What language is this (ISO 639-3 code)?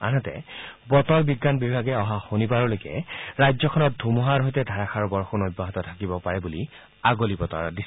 asm